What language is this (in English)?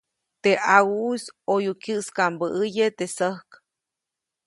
Copainalá Zoque